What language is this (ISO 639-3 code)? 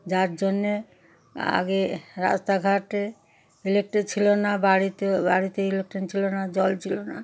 ben